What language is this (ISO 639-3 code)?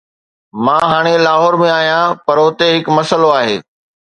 snd